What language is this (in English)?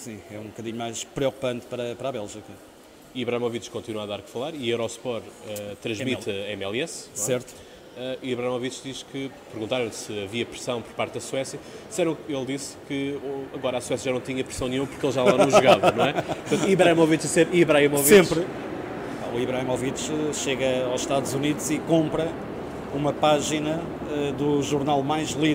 Portuguese